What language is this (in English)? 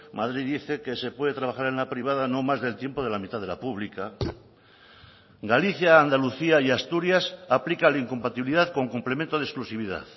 Spanish